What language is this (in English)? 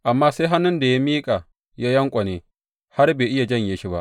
Hausa